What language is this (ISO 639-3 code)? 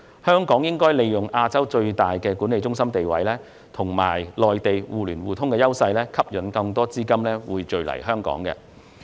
yue